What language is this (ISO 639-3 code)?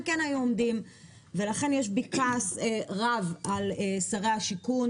heb